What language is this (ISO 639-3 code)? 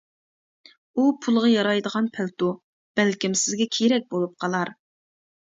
uig